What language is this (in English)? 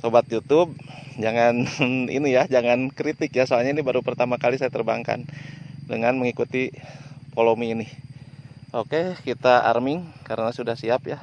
Indonesian